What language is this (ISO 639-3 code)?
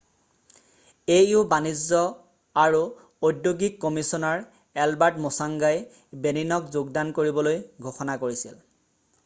asm